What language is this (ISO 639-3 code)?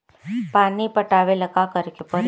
bho